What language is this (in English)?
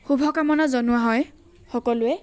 Assamese